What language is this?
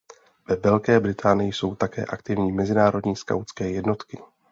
Czech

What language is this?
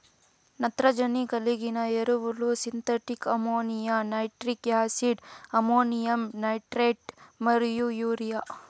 Telugu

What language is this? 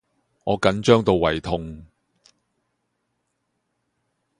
Cantonese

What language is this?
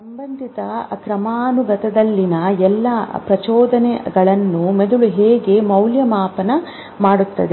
Kannada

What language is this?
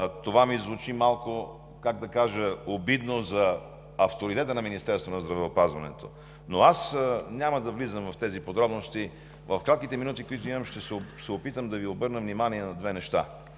Bulgarian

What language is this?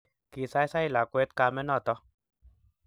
Kalenjin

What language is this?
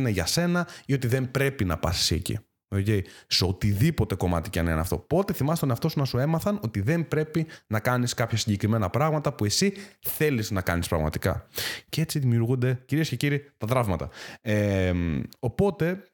Greek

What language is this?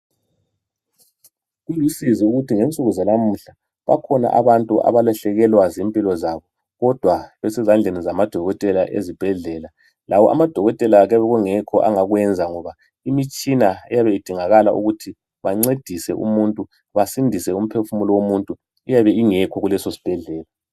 North Ndebele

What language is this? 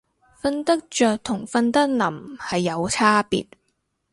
Cantonese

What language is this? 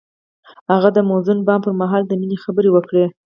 Pashto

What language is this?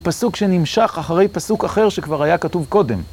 Hebrew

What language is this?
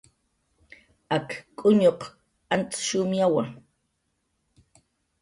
Jaqaru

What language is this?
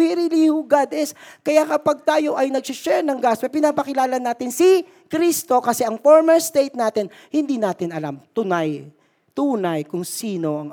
Filipino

